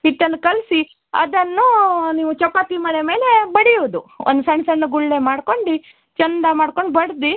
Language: Kannada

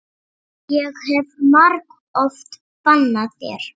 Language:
Icelandic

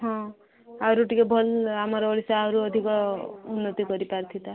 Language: Odia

